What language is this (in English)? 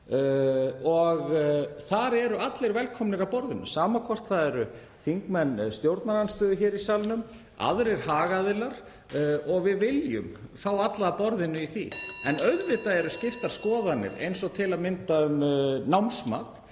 Icelandic